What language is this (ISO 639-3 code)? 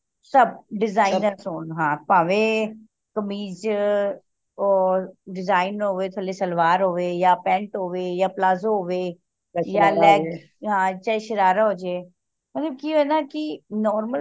pan